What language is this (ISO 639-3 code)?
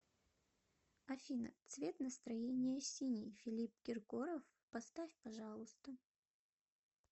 rus